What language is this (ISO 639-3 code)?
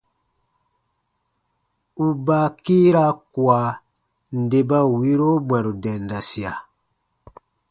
bba